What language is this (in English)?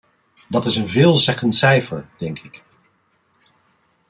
Dutch